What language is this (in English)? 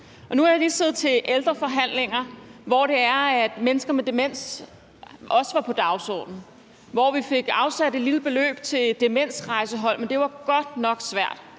Danish